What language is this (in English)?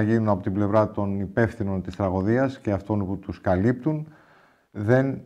Greek